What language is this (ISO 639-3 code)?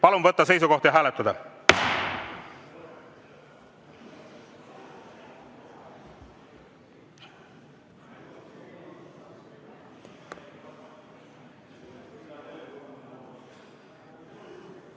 est